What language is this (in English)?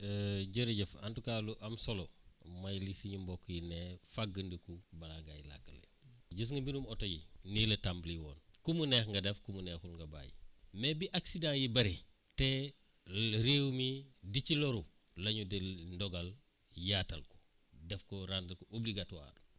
Wolof